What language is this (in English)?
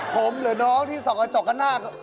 Thai